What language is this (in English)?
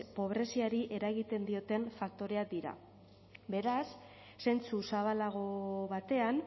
Basque